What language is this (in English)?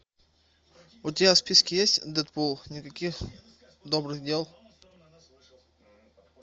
Russian